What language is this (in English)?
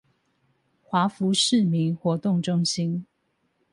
Chinese